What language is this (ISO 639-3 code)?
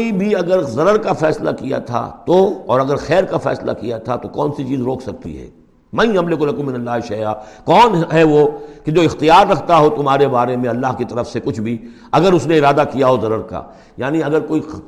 urd